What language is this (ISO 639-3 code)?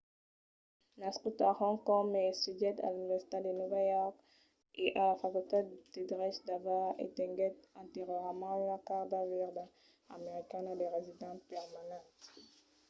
oci